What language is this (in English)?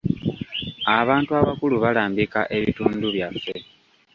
Ganda